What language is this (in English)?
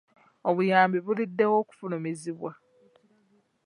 Ganda